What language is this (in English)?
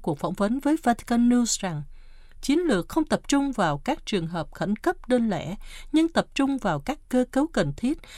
Vietnamese